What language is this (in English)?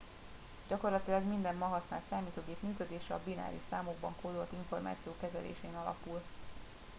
Hungarian